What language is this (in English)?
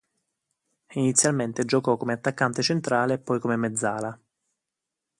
Italian